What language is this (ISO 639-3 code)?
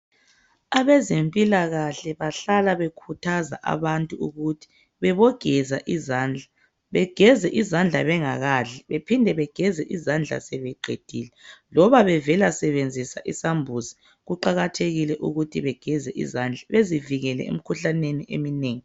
nde